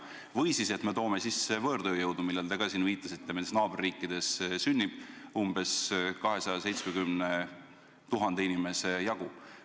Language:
Estonian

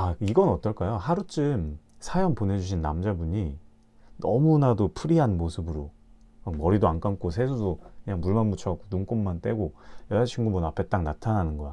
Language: Korean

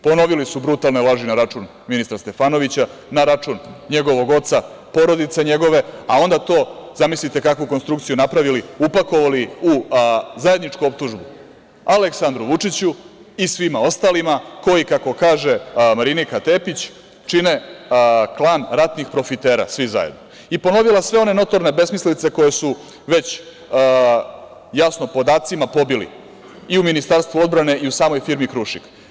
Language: Serbian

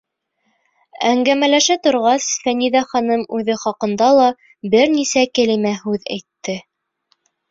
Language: Bashkir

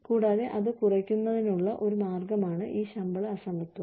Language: Malayalam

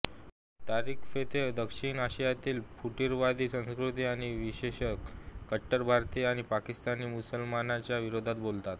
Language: Marathi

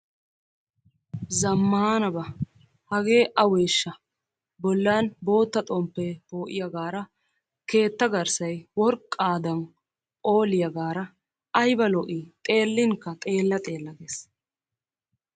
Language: Wolaytta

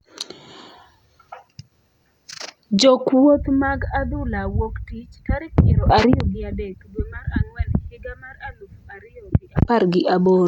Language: Luo (Kenya and Tanzania)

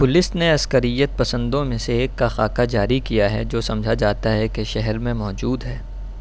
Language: Urdu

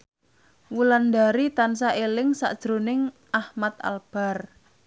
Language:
Javanese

